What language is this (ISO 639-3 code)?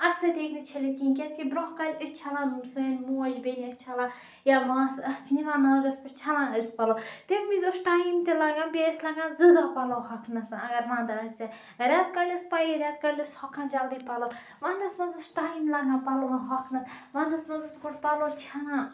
kas